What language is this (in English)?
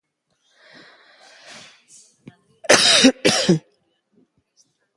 Basque